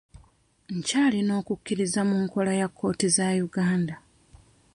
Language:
Ganda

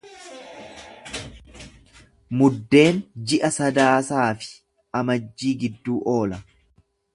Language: Oromo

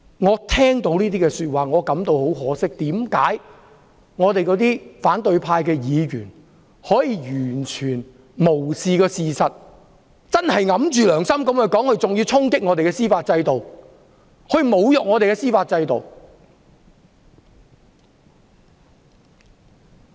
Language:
Cantonese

